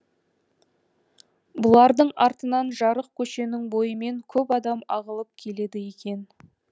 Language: Kazakh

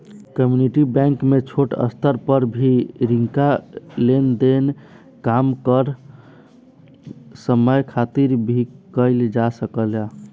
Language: Bhojpuri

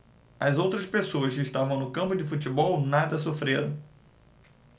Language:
Portuguese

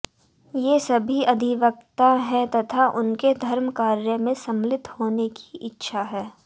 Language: Hindi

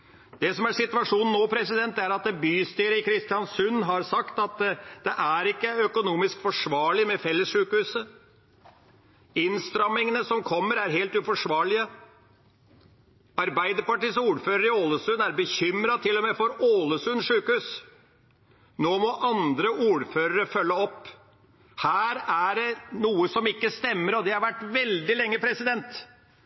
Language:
Norwegian Bokmål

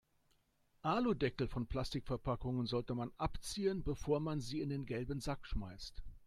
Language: German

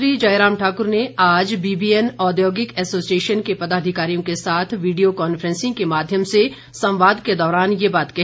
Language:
Hindi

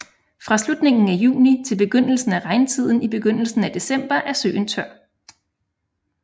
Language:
Danish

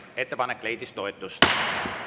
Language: Estonian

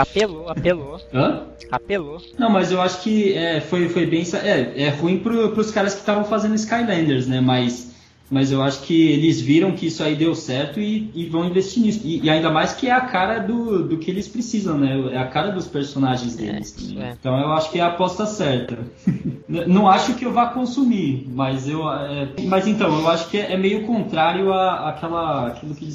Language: Portuguese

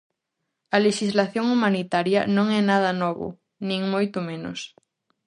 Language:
Galician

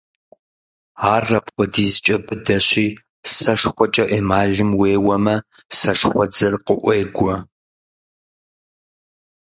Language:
Kabardian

